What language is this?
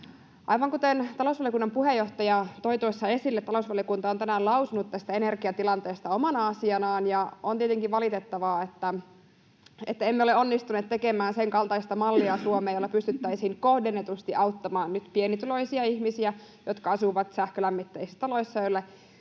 Finnish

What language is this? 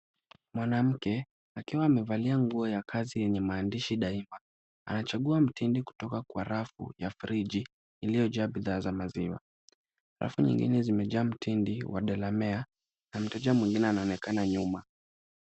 Swahili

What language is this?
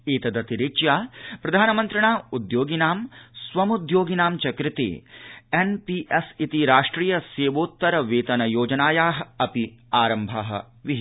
Sanskrit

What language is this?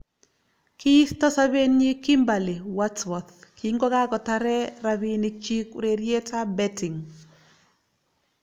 Kalenjin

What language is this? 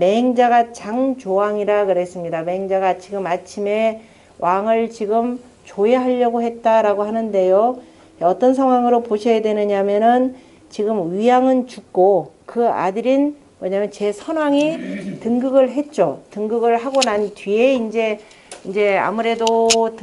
Korean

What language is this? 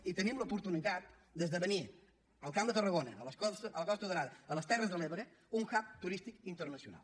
Catalan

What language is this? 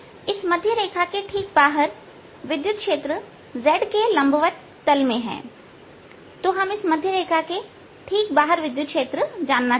Hindi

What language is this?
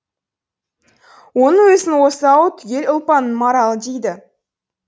Kazakh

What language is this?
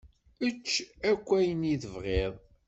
Kabyle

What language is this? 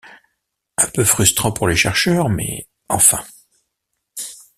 French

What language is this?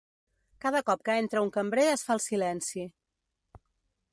Catalan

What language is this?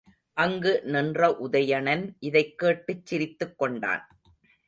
Tamil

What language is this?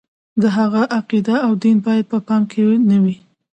Pashto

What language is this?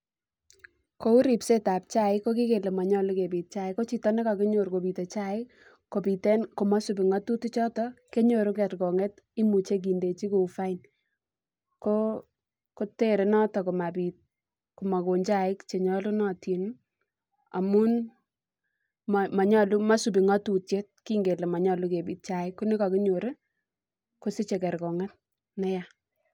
Kalenjin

